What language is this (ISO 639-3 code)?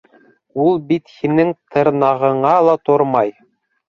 bak